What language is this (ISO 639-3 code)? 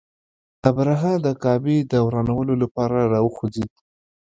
pus